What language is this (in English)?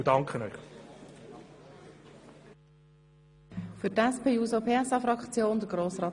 Swiss German